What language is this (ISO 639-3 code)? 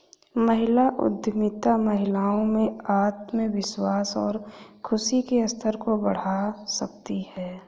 hin